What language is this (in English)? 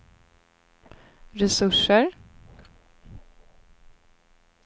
Swedish